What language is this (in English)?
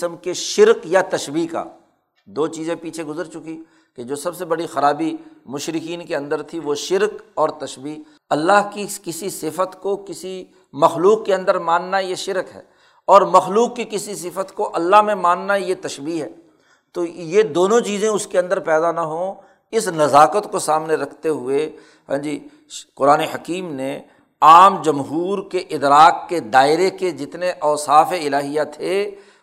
Urdu